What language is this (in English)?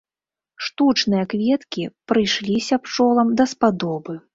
Belarusian